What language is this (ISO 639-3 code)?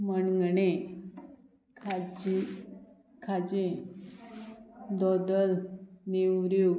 kok